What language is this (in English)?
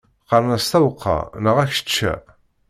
Kabyle